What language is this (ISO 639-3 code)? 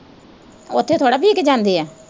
pan